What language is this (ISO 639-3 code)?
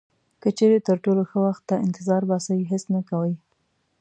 pus